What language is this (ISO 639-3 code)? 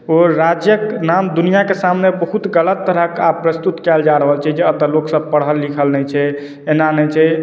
mai